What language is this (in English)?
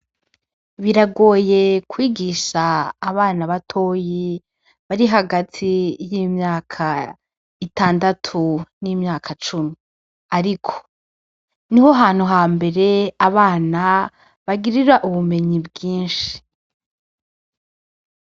Rundi